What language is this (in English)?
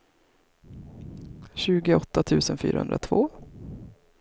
Swedish